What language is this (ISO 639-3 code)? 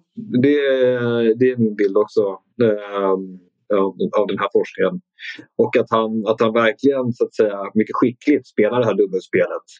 swe